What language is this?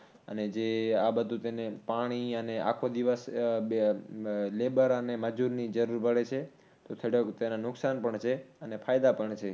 Gujarati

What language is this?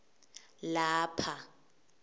Swati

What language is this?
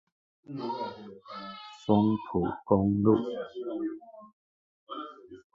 Chinese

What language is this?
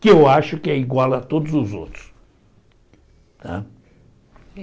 Portuguese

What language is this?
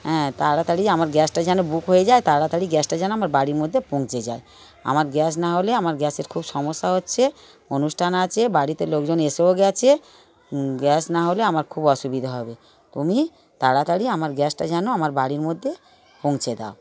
Bangla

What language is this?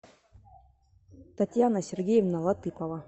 Russian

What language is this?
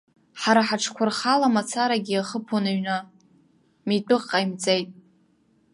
Abkhazian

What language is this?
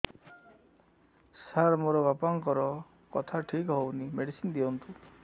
Odia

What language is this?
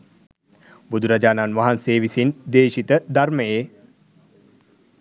Sinhala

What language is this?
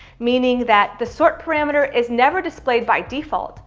English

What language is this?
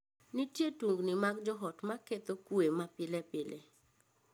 Luo (Kenya and Tanzania)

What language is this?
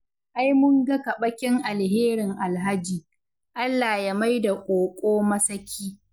Hausa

